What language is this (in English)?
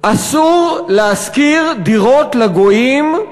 Hebrew